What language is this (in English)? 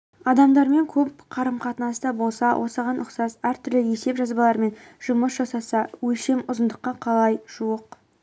Kazakh